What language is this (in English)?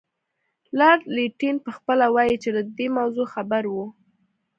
Pashto